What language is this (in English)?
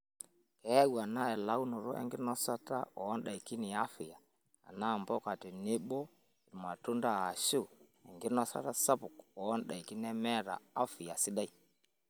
Masai